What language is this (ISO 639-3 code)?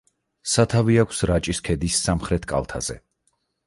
kat